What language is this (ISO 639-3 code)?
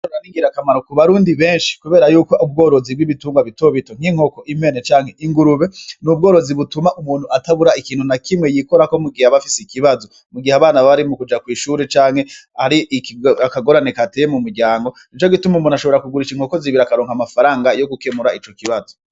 run